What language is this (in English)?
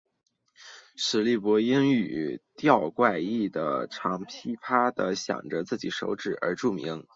Chinese